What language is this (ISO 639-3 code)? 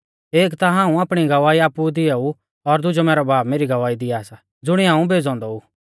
bfz